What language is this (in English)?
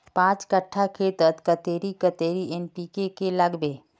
Magahi